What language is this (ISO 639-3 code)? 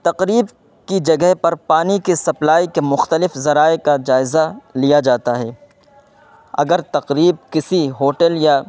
urd